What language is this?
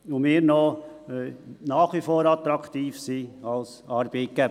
Swiss German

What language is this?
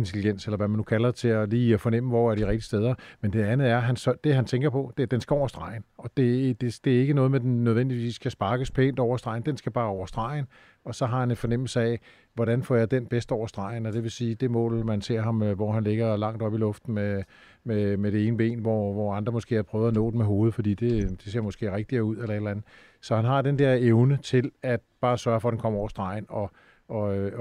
Danish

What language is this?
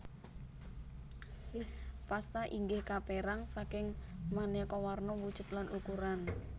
Javanese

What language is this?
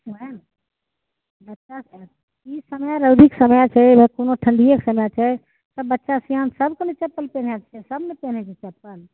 Maithili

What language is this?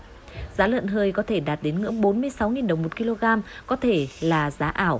Vietnamese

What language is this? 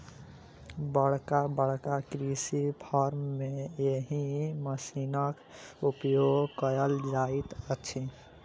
Maithili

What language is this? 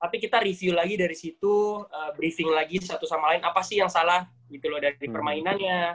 Indonesian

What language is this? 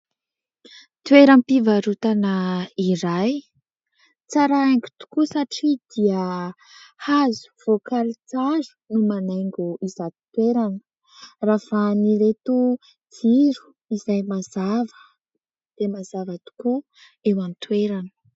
Malagasy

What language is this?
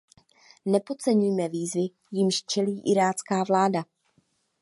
Czech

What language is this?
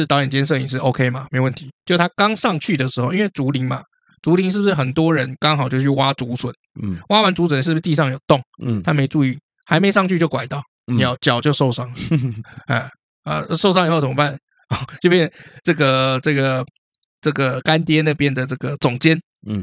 Chinese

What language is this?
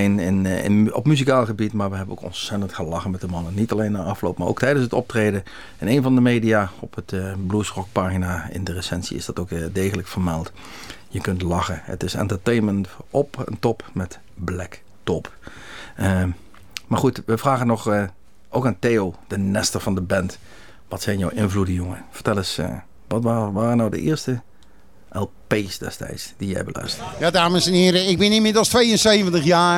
Dutch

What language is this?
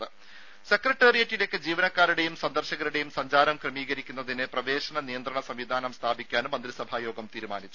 Malayalam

